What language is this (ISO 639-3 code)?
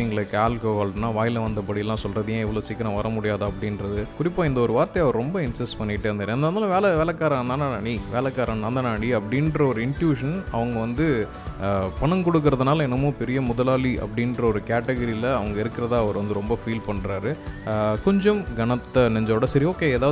tam